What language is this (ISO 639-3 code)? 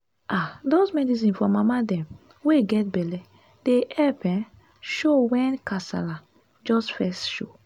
pcm